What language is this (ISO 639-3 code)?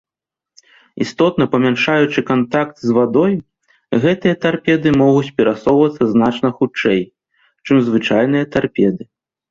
bel